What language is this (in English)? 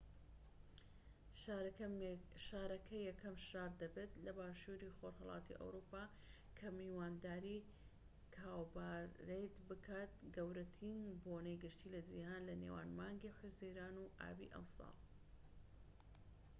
Central Kurdish